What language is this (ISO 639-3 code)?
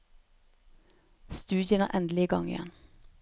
nor